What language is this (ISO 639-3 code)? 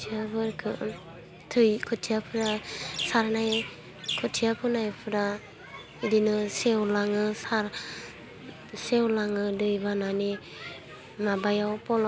brx